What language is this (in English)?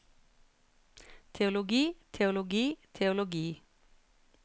Norwegian